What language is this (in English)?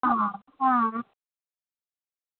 Dogri